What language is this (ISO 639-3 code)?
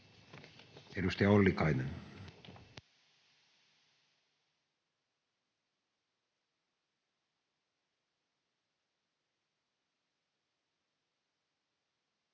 fin